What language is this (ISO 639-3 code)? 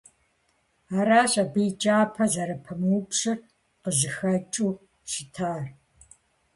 kbd